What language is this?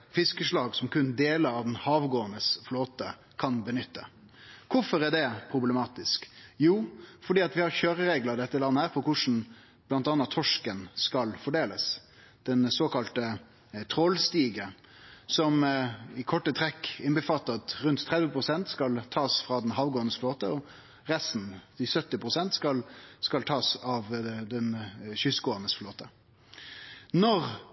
Norwegian Nynorsk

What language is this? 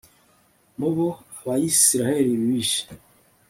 Kinyarwanda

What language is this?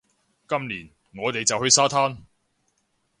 Cantonese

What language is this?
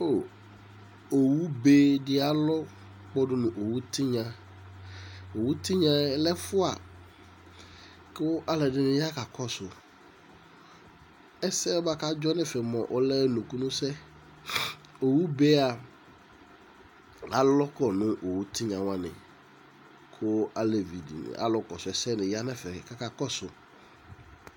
Ikposo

